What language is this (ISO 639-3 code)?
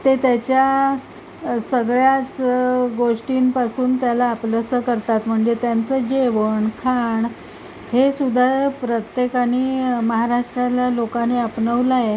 mar